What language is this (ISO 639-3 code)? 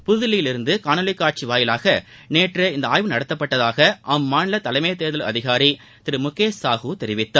tam